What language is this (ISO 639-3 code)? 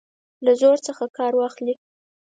pus